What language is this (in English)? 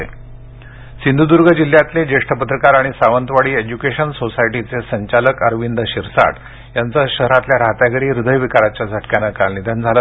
Marathi